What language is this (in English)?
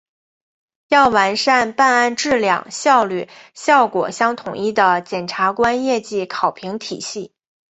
Chinese